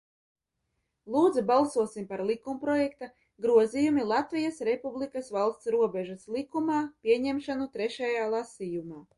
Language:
Latvian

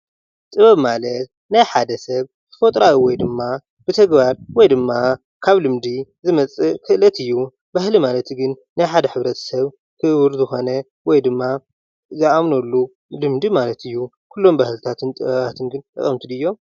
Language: Tigrinya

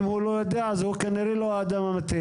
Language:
Hebrew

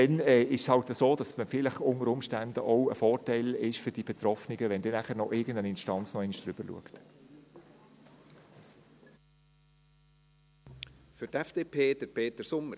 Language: Swiss German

